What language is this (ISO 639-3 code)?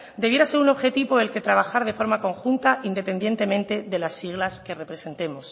spa